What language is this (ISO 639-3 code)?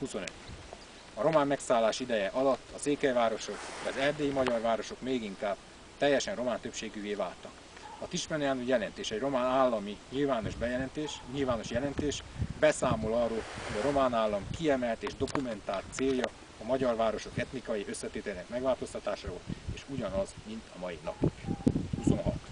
hun